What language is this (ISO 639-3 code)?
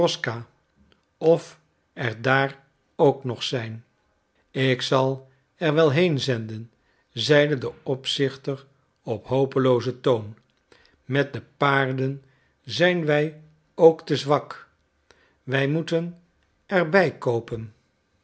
nld